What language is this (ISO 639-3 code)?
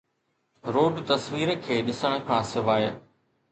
snd